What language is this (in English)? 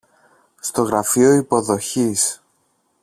Greek